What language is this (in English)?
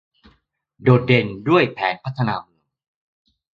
Thai